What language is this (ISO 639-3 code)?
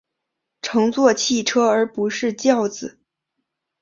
zho